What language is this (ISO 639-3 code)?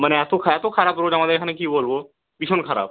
ben